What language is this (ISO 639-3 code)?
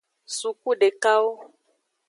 ajg